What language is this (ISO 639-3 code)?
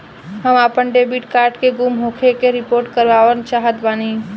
bho